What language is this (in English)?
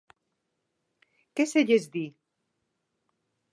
Galician